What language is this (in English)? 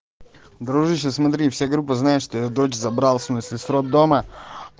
Russian